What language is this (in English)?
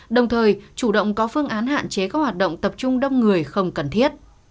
Vietnamese